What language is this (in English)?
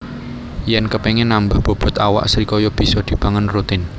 Javanese